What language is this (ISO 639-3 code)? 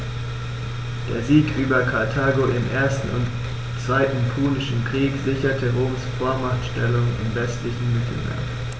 deu